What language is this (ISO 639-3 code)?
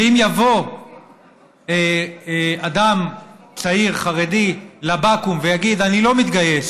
heb